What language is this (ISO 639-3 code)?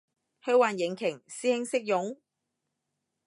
yue